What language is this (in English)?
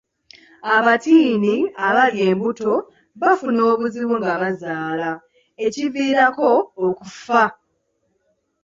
Ganda